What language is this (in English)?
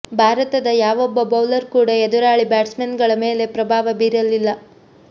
Kannada